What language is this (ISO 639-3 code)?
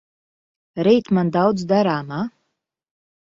lav